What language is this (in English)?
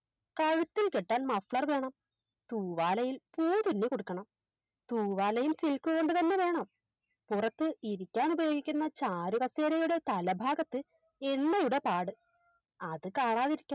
Malayalam